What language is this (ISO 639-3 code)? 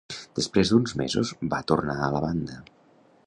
cat